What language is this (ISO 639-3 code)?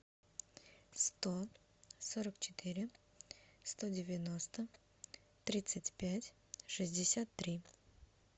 rus